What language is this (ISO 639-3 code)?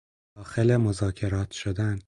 fas